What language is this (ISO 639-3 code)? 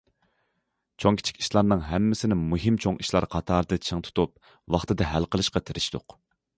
uig